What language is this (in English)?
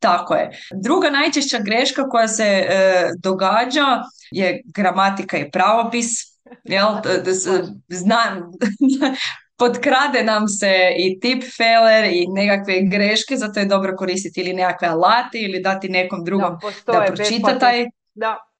Croatian